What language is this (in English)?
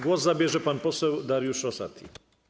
Polish